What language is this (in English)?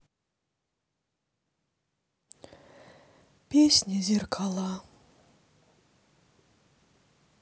Russian